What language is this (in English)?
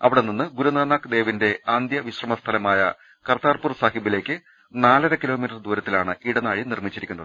Malayalam